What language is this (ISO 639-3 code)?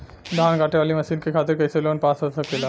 bho